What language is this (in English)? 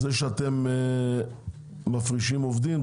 Hebrew